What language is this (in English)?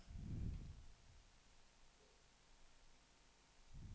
Danish